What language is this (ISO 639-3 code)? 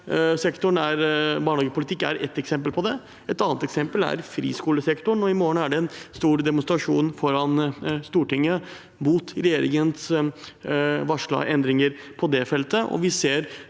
nor